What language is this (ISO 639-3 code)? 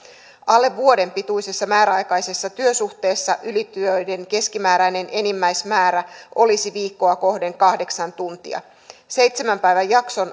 fin